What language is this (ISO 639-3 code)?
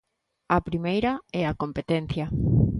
glg